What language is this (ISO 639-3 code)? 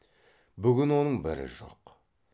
kaz